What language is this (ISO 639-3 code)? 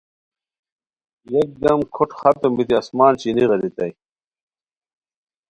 khw